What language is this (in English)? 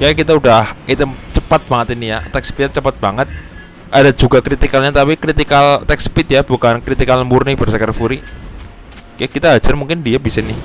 Indonesian